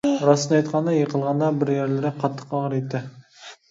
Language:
Uyghur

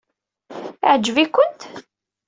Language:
Kabyle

